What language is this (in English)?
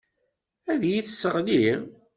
Kabyle